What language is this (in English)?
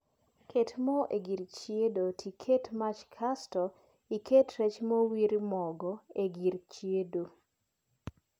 Luo (Kenya and Tanzania)